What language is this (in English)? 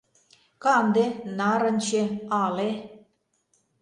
Mari